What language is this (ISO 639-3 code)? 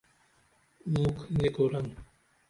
dml